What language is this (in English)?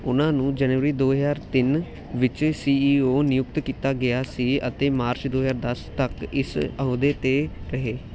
Punjabi